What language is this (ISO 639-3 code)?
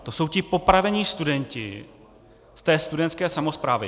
ces